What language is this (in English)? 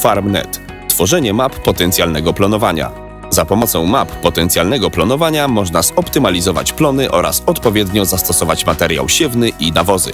Polish